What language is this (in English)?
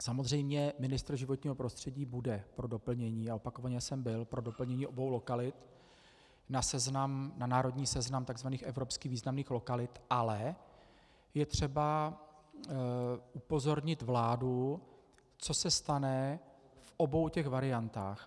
Czech